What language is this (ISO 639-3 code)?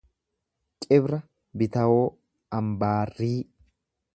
orm